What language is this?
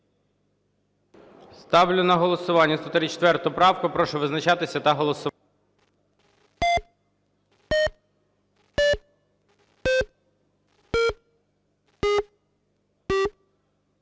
Ukrainian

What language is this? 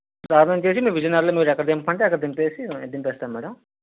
Telugu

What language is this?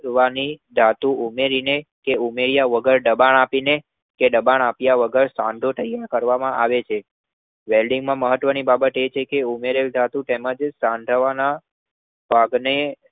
Gujarati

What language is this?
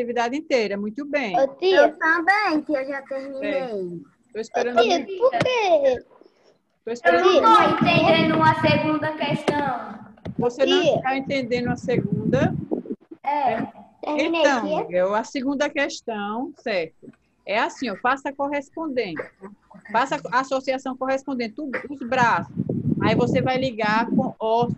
Portuguese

